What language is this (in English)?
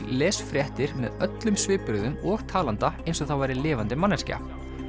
Icelandic